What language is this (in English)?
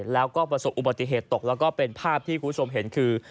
Thai